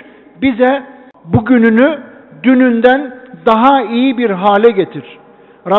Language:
Turkish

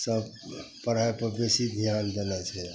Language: Maithili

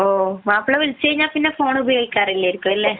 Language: Malayalam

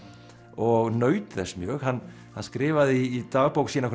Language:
Icelandic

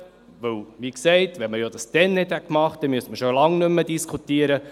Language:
Swiss German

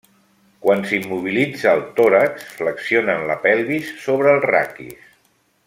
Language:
Catalan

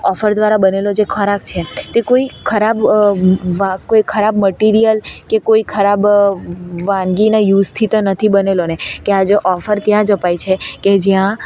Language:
Gujarati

